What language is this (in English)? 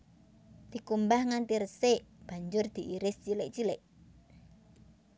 Javanese